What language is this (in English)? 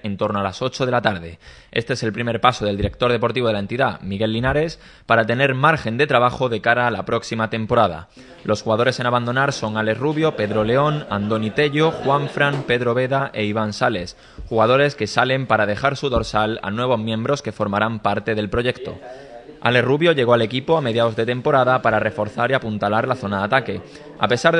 Spanish